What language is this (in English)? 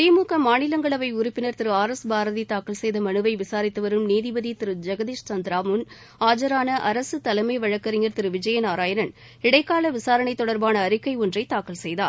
Tamil